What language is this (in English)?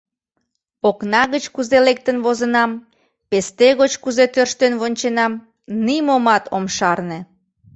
Mari